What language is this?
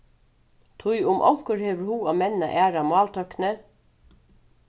Faroese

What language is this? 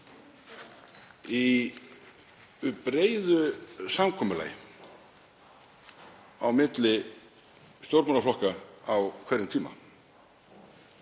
Icelandic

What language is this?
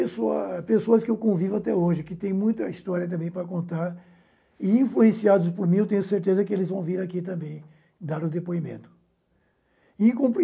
Portuguese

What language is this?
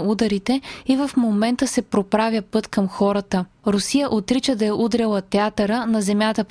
Bulgarian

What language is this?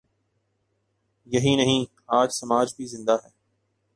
Urdu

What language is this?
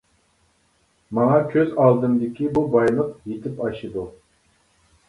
Uyghur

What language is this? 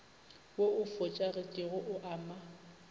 Northern Sotho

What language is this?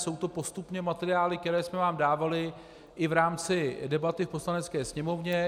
Czech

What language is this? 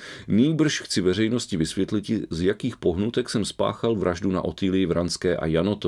Czech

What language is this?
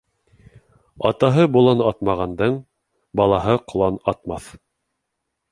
Bashkir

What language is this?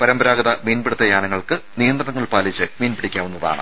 Malayalam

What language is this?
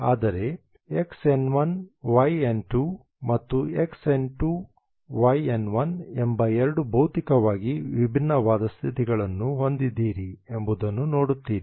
Kannada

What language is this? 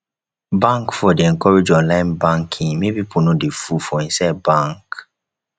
Nigerian Pidgin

